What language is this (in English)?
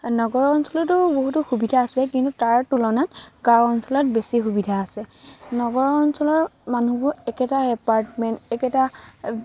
Assamese